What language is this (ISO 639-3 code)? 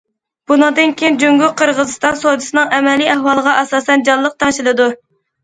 uig